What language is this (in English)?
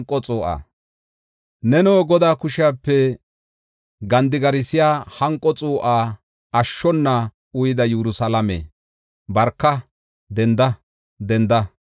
Gofa